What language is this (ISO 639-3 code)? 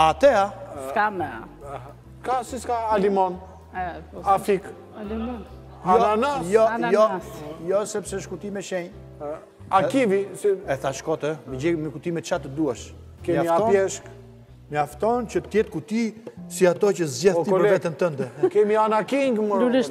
ron